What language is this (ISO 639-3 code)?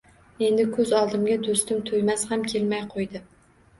uzb